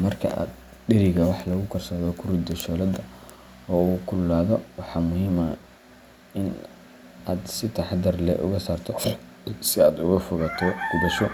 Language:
Somali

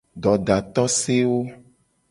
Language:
Gen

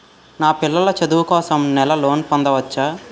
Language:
Telugu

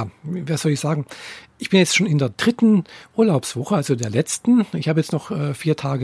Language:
German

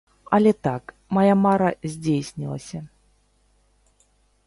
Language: Belarusian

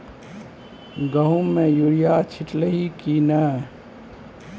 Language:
Maithili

